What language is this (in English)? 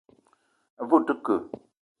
Eton (Cameroon)